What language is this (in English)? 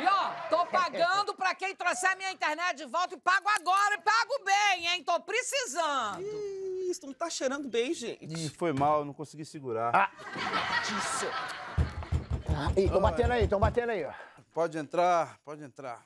Portuguese